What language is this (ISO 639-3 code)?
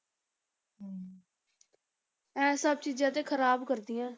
pan